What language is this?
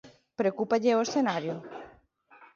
Galician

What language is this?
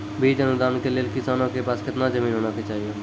Maithili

